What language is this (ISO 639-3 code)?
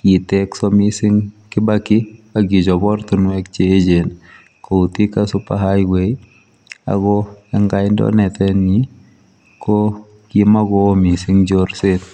kln